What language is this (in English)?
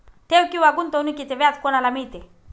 Marathi